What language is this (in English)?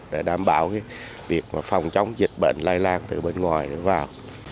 Vietnamese